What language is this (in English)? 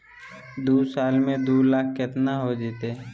Magahi